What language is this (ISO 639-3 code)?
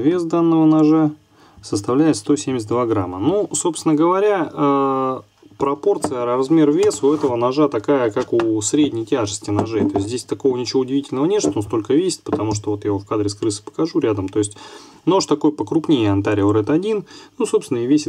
rus